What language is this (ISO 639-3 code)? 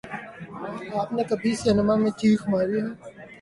urd